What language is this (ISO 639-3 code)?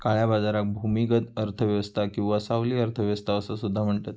mar